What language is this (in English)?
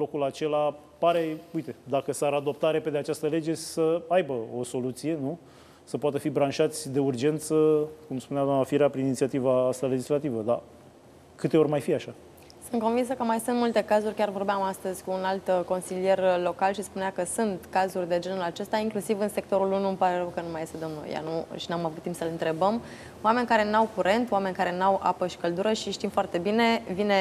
Romanian